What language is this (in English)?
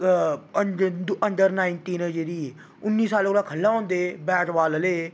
Dogri